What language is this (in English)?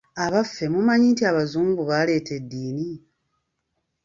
Ganda